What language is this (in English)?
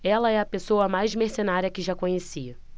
Portuguese